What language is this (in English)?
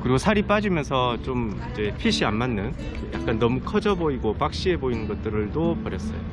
Korean